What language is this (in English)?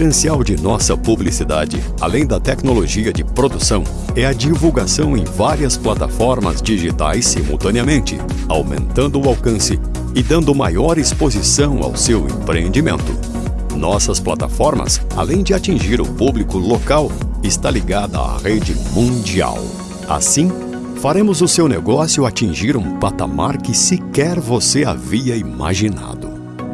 Portuguese